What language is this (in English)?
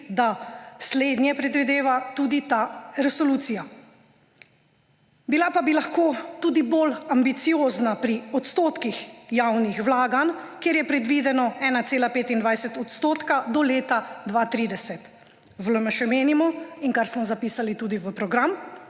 Slovenian